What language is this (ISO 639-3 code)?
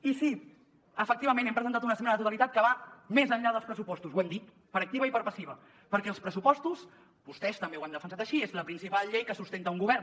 cat